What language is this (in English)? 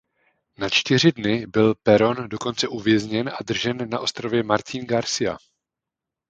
Czech